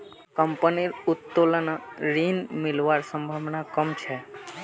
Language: Magahi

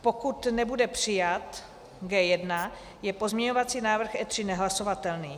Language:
Czech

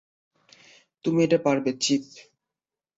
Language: Bangla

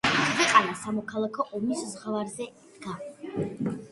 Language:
Georgian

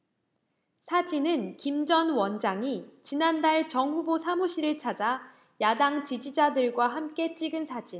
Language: Korean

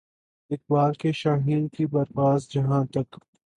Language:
Urdu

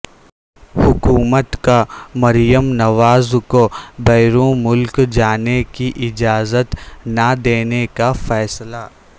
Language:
Urdu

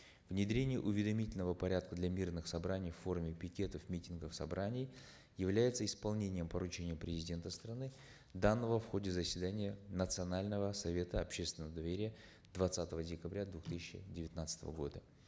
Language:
Kazakh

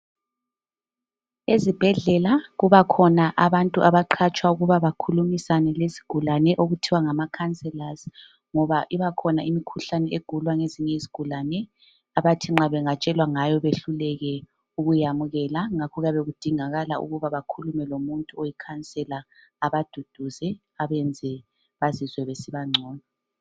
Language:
North Ndebele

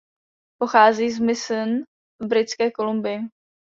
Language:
Czech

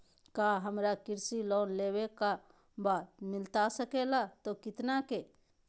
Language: Magahi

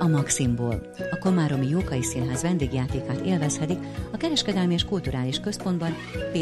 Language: Hungarian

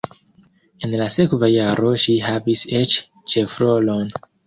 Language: Esperanto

